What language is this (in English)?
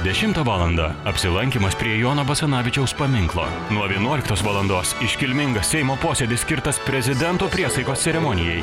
Lithuanian